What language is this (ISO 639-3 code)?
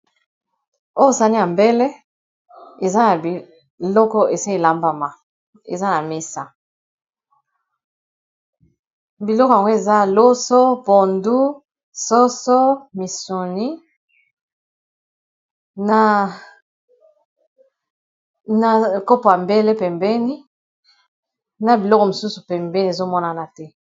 lin